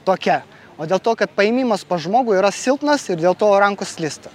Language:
Lithuanian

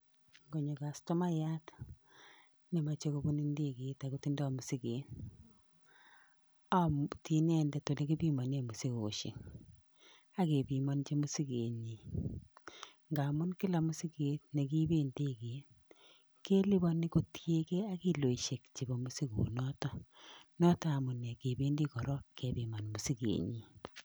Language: Kalenjin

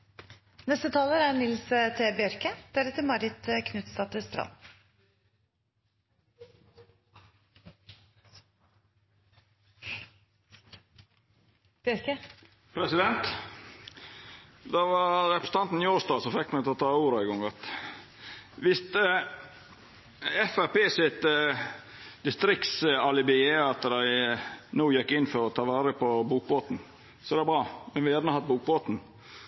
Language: Norwegian Nynorsk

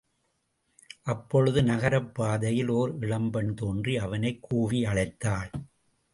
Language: Tamil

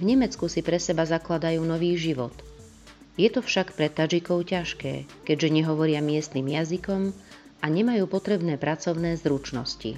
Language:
Slovak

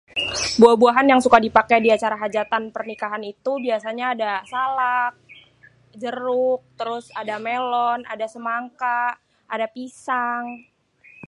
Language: Betawi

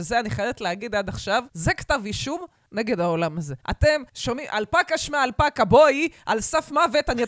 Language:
Hebrew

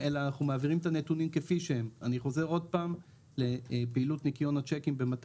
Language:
Hebrew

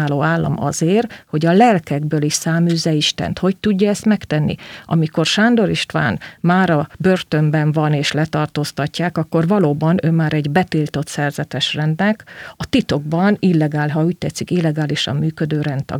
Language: Hungarian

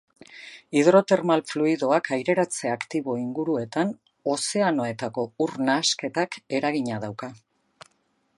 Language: Basque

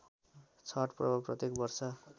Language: Nepali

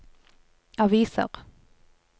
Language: Norwegian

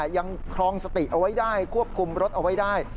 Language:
Thai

